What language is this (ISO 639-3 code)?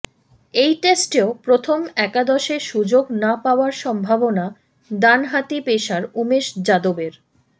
ben